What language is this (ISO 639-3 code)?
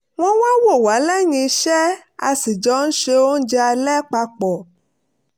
yor